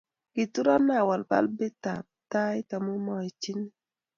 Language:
Kalenjin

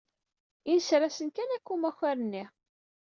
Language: Kabyle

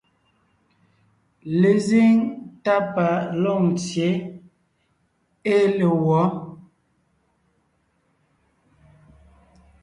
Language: Ngiemboon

